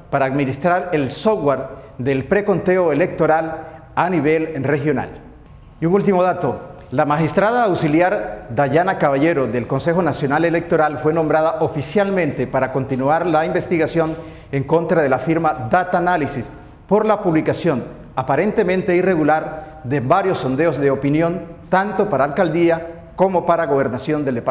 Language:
Spanish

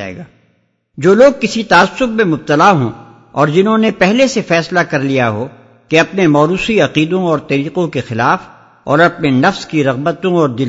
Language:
Urdu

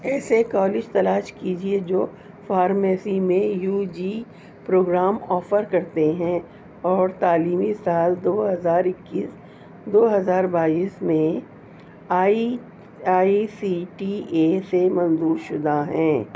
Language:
Urdu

